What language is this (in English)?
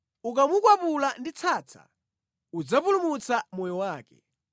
Nyanja